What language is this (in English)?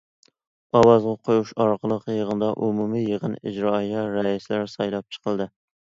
Uyghur